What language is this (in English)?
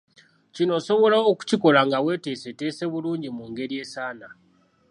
Ganda